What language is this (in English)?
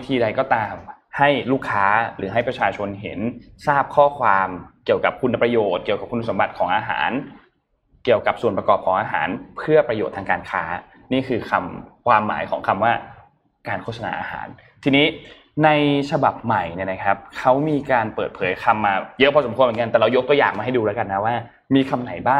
Thai